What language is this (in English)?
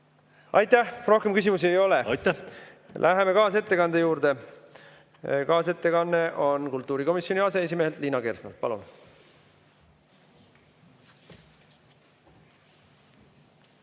Estonian